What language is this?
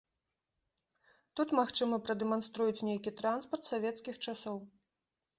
Belarusian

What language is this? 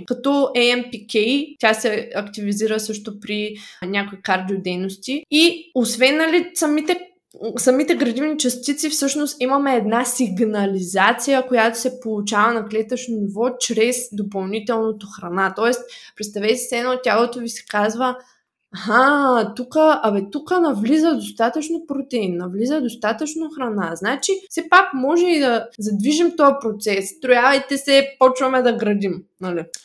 Bulgarian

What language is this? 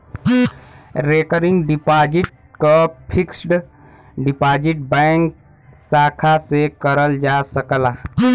Bhojpuri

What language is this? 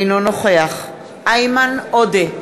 Hebrew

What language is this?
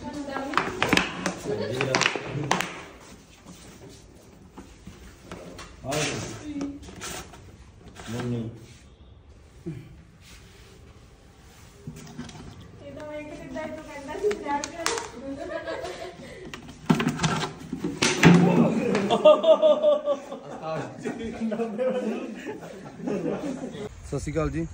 Hindi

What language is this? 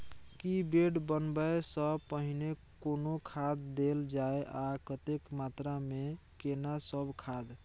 Maithili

